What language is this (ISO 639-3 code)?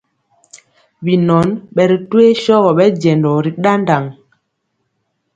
mcx